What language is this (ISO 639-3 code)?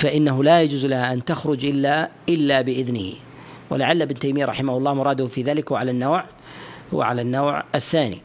ara